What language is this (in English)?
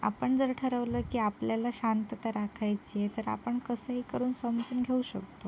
Marathi